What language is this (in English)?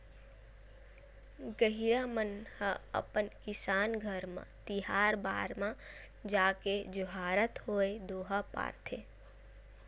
Chhattisgarhi